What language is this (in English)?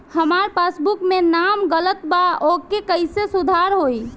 Bhojpuri